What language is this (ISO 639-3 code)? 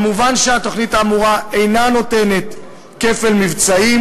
heb